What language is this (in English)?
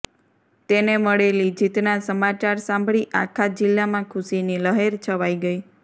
Gujarati